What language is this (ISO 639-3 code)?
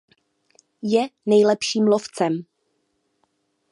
ces